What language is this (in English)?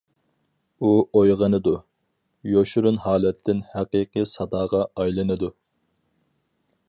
Uyghur